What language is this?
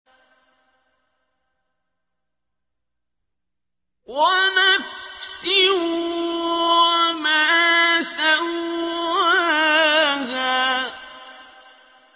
Arabic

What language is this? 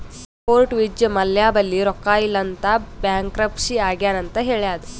Kannada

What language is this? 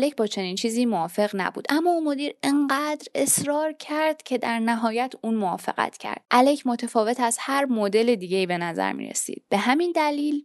Persian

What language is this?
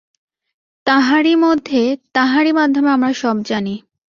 Bangla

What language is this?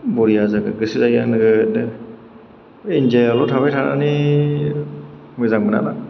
Bodo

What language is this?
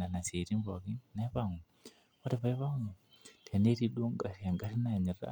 Masai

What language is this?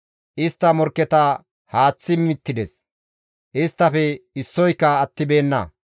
Gamo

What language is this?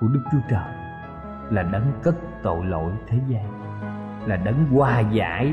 Vietnamese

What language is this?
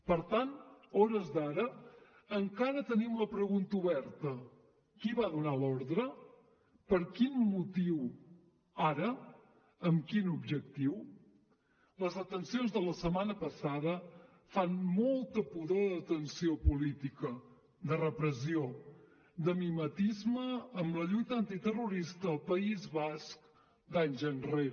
Catalan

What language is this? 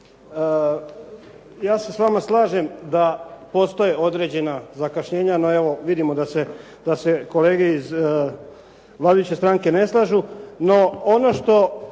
Croatian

